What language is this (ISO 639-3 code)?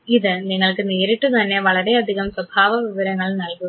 mal